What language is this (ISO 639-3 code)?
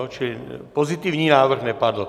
ces